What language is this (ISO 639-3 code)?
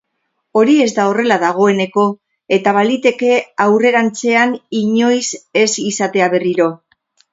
eus